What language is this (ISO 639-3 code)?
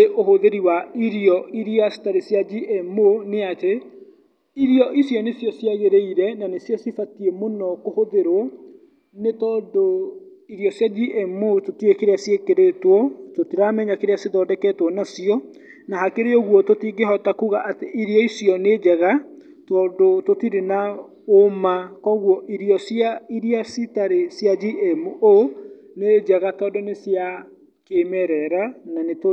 kik